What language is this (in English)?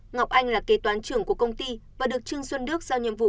Vietnamese